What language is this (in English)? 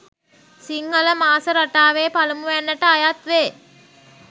Sinhala